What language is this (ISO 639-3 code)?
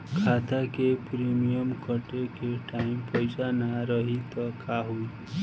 bho